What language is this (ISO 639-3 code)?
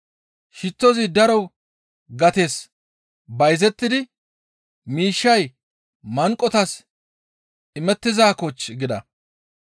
gmv